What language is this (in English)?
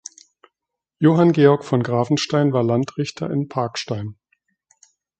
German